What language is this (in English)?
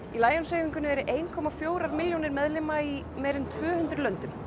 Icelandic